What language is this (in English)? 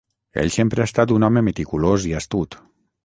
Catalan